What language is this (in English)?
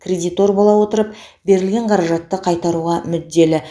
Kazakh